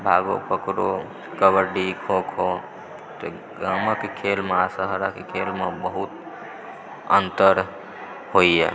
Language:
Maithili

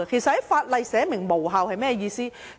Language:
Cantonese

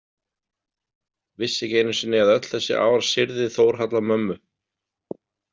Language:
Icelandic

